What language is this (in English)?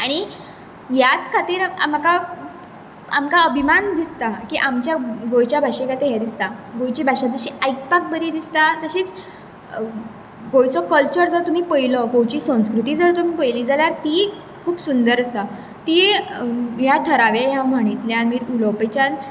Konkani